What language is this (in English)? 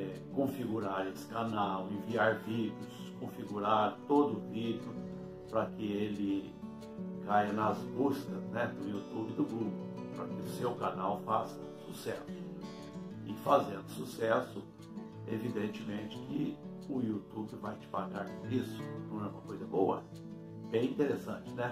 Portuguese